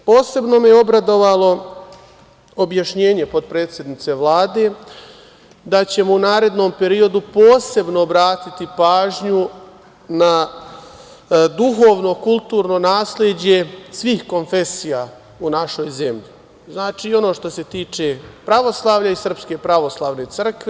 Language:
Serbian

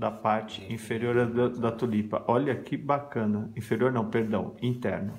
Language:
Portuguese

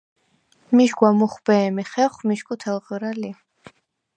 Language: Svan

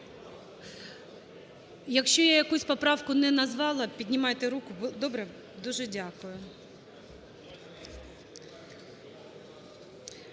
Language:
Ukrainian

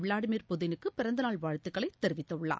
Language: Tamil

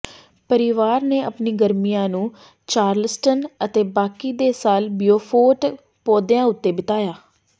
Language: Punjabi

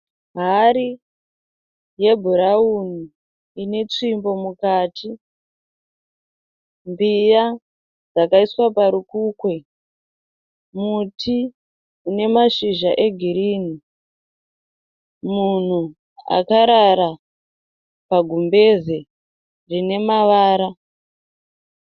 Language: Shona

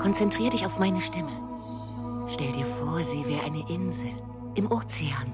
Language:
German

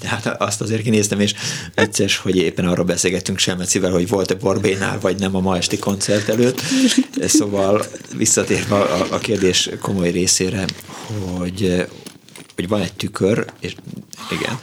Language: Hungarian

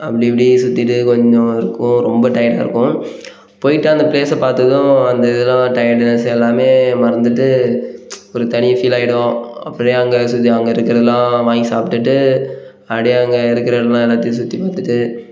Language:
Tamil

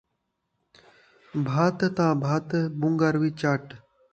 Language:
Saraiki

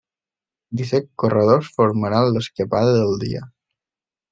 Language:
Catalan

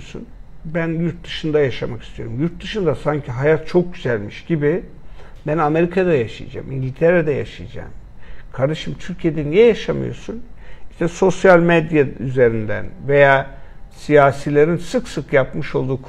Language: Turkish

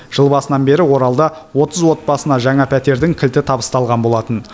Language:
Kazakh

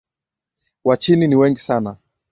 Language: Swahili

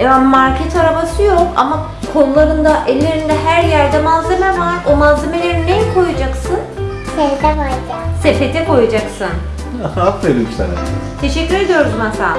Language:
Turkish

